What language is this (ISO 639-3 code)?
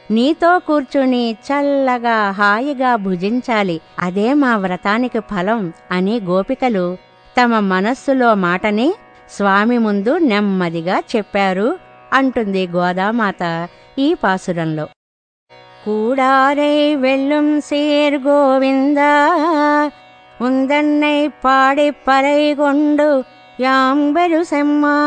tel